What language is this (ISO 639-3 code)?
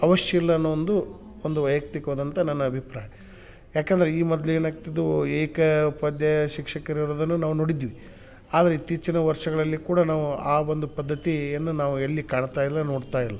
kan